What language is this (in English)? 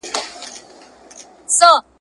Pashto